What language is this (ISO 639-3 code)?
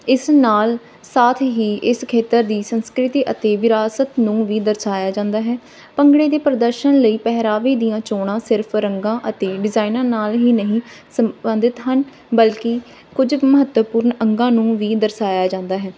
pan